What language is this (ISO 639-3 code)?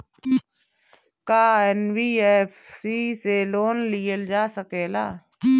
bho